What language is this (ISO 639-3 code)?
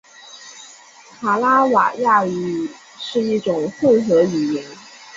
zho